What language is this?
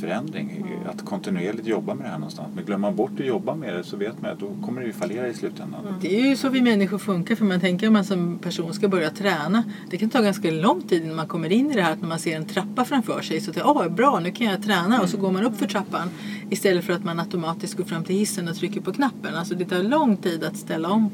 Swedish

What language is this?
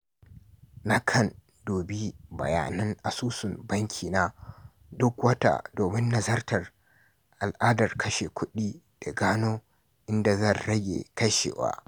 Hausa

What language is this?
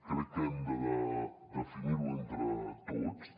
Catalan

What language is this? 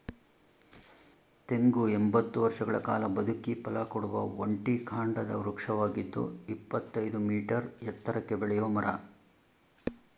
Kannada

